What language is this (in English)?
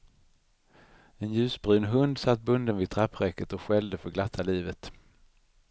Swedish